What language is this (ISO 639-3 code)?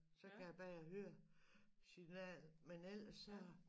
dan